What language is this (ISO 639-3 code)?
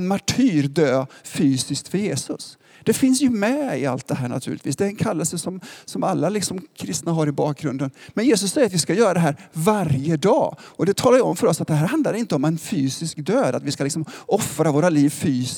swe